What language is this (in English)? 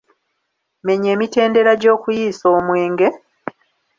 Ganda